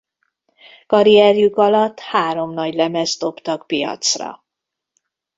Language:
Hungarian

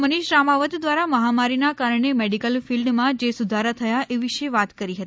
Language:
Gujarati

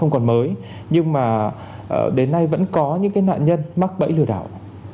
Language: Vietnamese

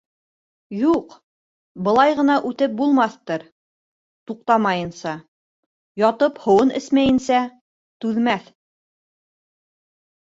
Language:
Bashkir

